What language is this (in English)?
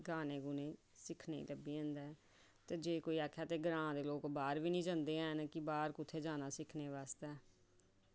Dogri